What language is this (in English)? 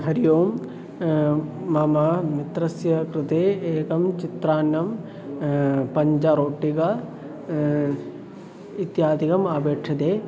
Sanskrit